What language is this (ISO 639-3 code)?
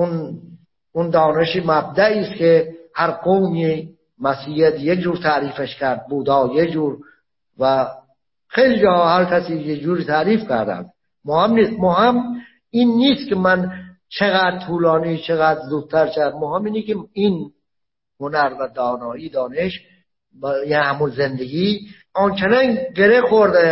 fas